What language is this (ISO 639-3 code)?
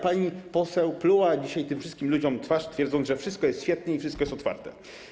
pol